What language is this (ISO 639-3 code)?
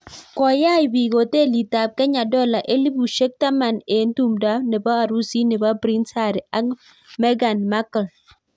kln